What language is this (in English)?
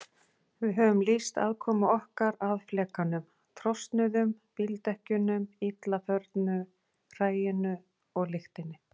Icelandic